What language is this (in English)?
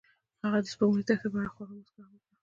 Pashto